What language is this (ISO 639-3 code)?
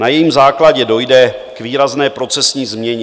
ces